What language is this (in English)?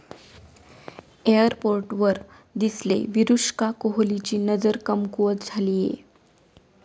Marathi